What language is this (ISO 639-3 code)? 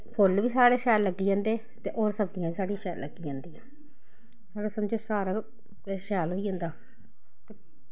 doi